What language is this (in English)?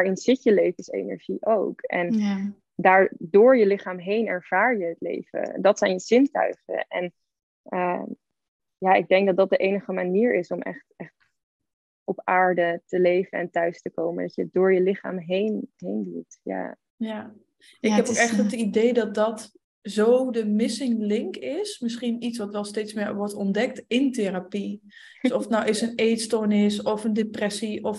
Dutch